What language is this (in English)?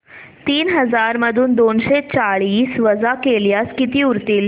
Marathi